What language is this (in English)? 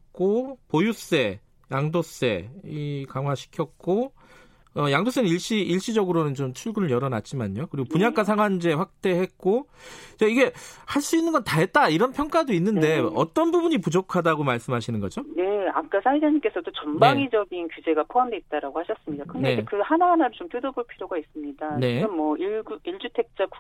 Korean